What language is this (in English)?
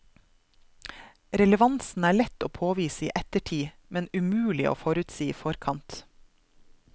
Norwegian